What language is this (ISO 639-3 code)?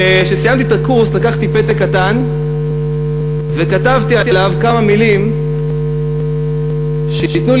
heb